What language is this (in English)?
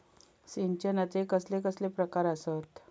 Marathi